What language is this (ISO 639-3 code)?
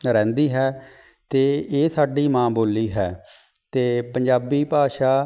pan